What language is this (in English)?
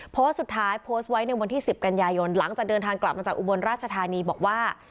Thai